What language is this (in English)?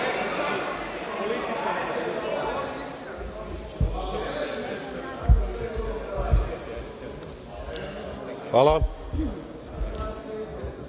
Serbian